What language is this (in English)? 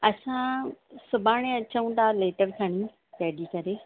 Sindhi